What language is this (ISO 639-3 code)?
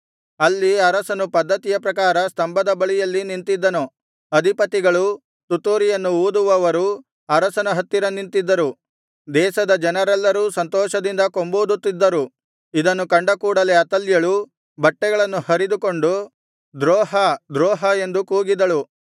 kan